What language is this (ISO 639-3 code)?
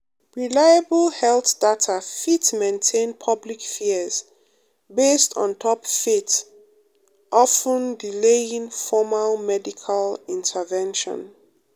pcm